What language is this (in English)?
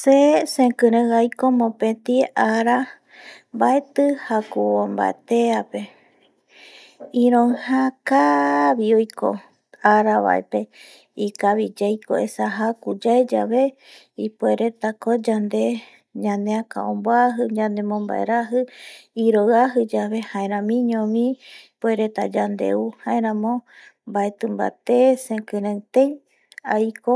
Eastern Bolivian Guaraní